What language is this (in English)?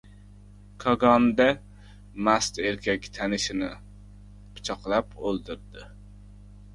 Uzbek